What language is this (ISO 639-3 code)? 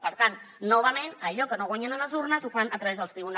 cat